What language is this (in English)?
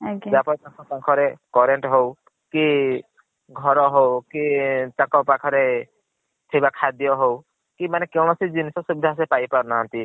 Odia